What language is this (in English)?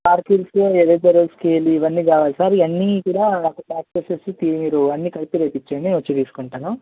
Telugu